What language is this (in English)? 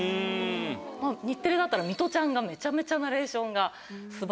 Japanese